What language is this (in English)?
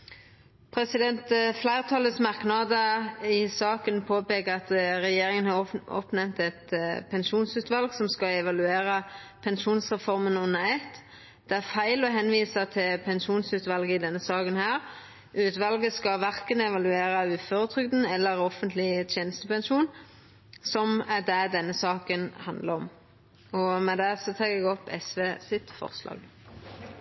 Norwegian Nynorsk